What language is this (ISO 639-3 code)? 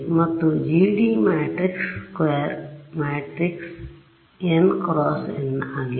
kan